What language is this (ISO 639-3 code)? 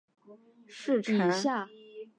zho